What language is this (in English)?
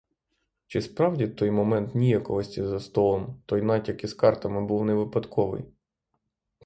Ukrainian